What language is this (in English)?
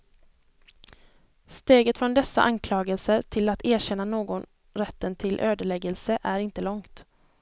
Swedish